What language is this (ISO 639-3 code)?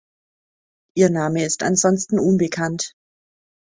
deu